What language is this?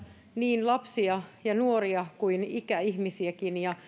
Finnish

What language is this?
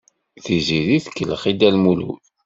Kabyle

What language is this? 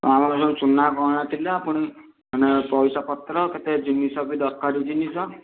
Odia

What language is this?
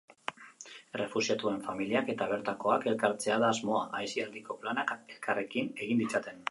Basque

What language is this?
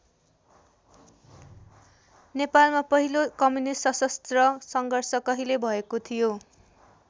Nepali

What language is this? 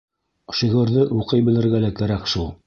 Bashkir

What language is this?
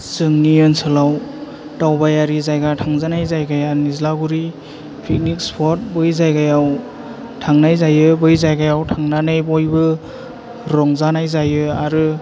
Bodo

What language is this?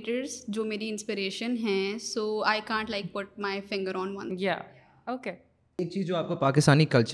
Urdu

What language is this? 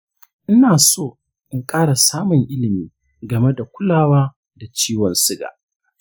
Hausa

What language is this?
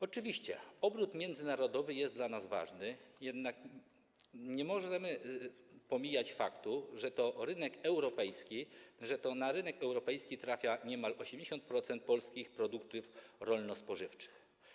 Polish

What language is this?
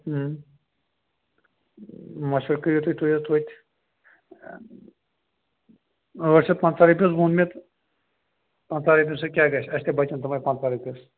Kashmiri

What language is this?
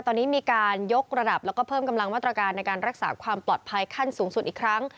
Thai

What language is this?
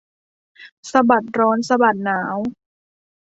Thai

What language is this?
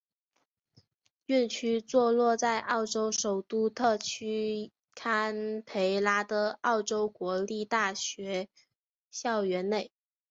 Chinese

